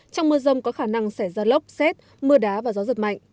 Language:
Vietnamese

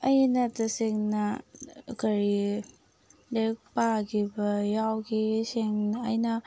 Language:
Manipuri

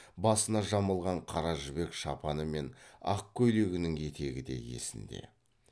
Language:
Kazakh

